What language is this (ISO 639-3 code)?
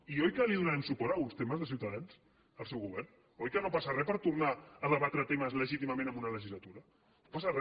cat